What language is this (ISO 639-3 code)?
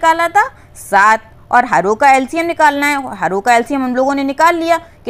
hin